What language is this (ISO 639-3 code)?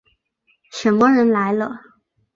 zho